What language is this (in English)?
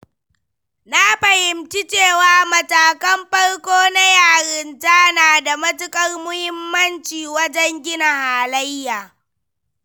Hausa